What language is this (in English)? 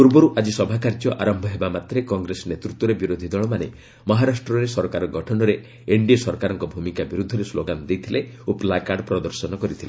Odia